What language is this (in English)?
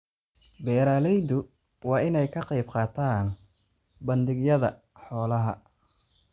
Somali